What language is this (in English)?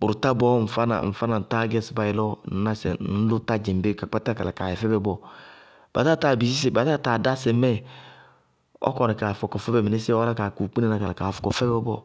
Bago-Kusuntu